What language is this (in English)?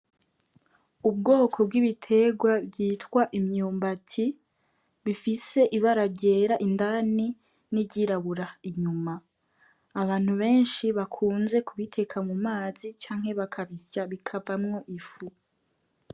Rundi